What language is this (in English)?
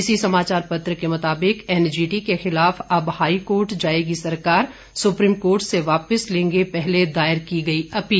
Hindi